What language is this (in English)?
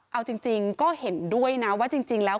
Thai